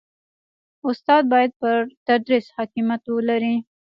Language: Pashto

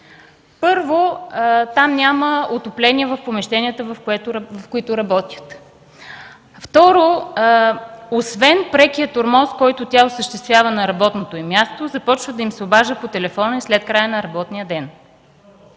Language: Bulgarian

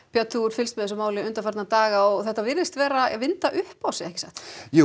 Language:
Icelandic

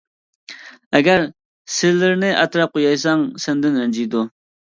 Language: Uyghur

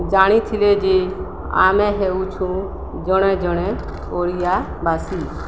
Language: Odia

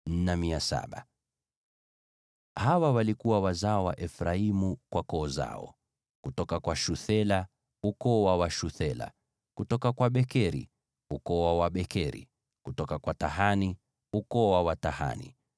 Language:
Swahili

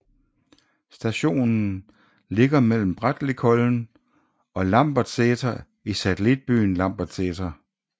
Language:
Danish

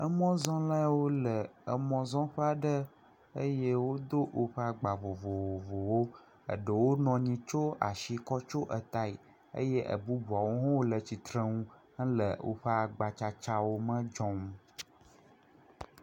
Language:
Ewe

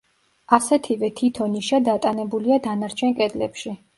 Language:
Georgian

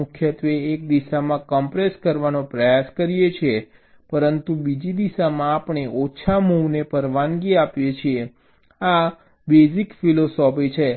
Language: Gujarati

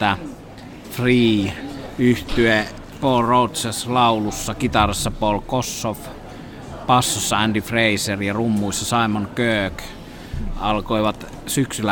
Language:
Finnish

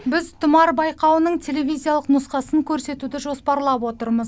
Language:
Kazakh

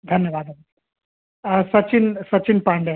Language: Sanskrit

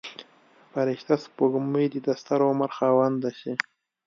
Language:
Pashto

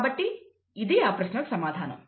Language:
Telugu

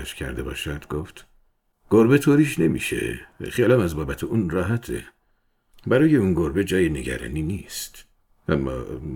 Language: Persian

